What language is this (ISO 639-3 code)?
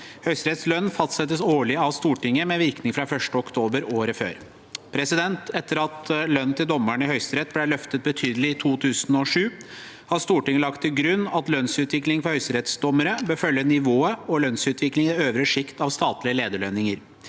nor